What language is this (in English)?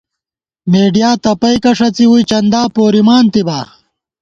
Gawar-Bati